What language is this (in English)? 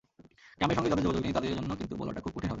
Bangla